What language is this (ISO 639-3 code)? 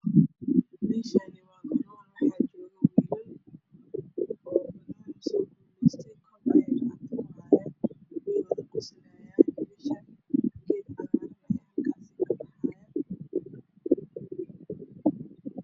som